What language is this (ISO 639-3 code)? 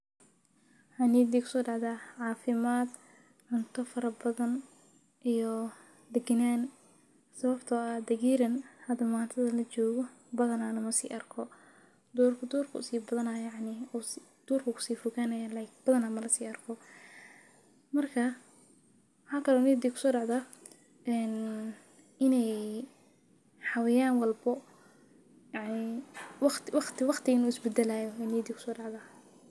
som